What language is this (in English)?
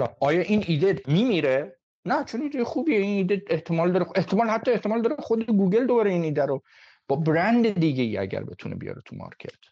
Persian